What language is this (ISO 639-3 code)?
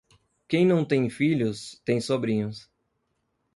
por